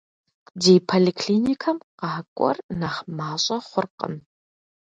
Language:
Kabardian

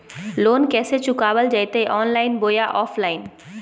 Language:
Magahi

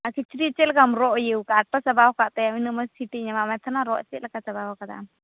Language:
Santali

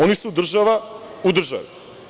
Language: Serbian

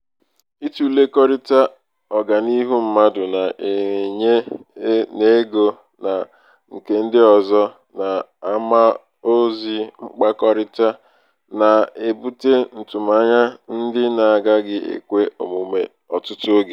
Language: Igbo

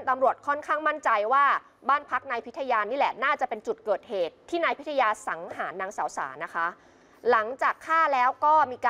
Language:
Thai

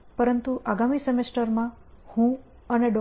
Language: Gujarati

